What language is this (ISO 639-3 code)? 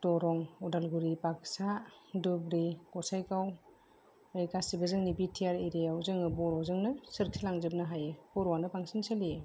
brx